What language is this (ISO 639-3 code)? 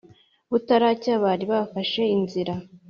kin